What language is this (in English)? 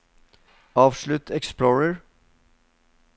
Norwegian